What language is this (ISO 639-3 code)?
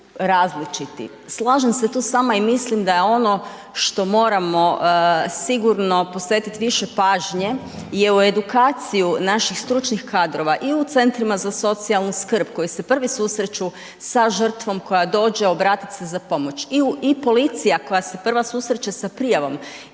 hrv